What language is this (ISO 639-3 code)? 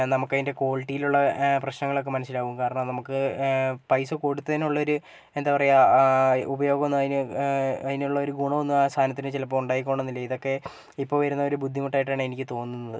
mal